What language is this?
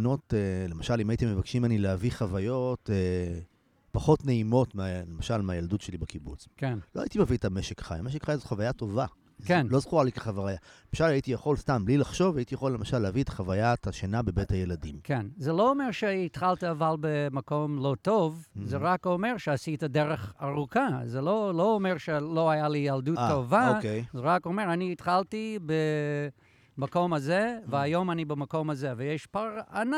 Hebrew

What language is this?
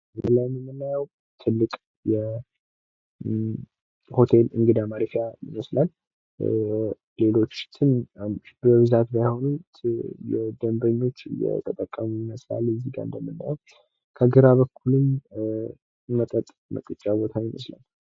Amharic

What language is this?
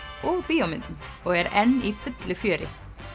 Icelandic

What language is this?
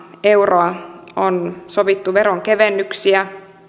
Finnish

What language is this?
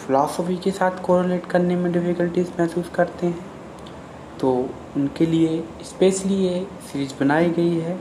Hindi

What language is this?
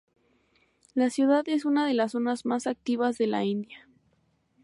Spanish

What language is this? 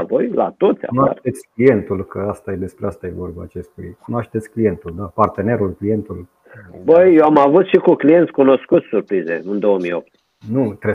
Romanian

